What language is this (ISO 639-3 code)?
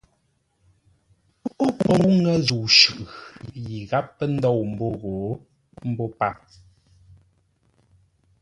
nla